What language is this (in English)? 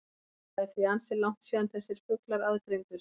Icelandic